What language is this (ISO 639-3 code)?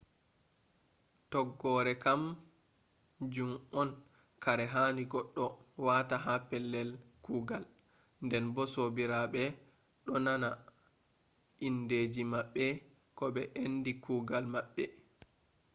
ful